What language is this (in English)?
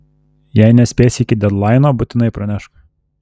Lithuanian